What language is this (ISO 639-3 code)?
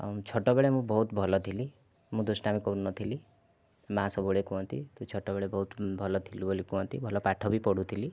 ori